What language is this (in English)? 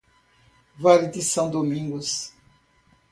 Portuguese